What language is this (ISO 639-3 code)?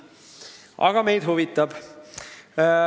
est